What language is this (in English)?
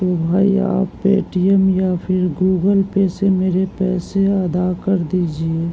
Urdu